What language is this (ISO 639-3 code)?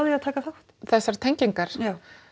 isl